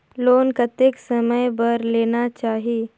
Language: Chhattisgarhi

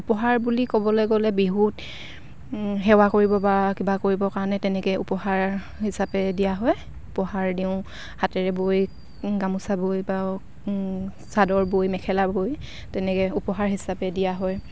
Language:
Assamese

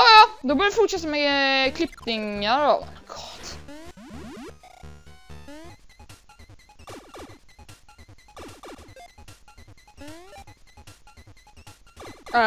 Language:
Swedish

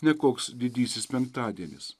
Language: Lithuanian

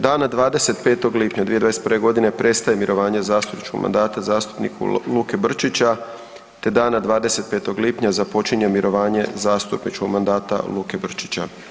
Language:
Croatian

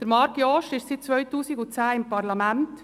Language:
Swiss German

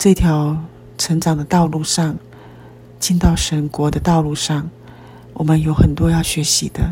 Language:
Chinese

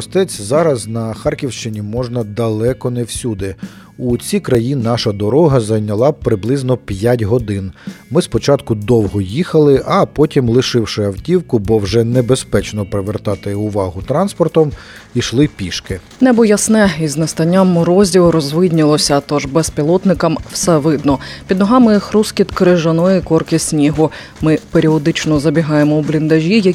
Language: Ukrainian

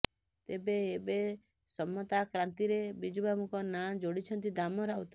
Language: Odia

